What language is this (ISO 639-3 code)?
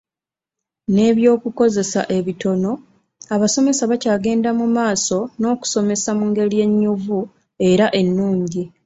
lug